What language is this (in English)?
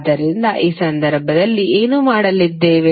Kannada